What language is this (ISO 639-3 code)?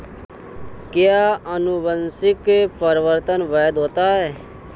hin